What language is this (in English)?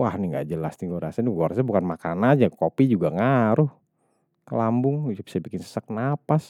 Betawi